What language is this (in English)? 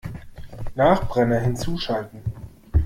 German